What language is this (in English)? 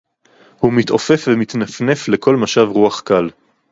Hebrew